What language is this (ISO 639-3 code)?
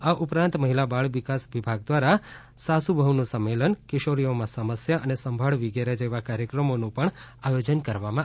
guj